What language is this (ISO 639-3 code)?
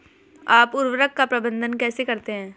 hin